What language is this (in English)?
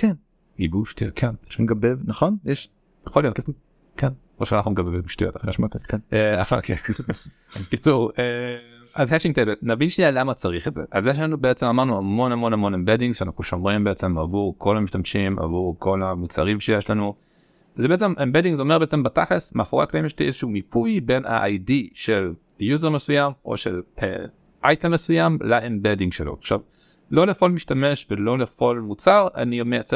Hebrew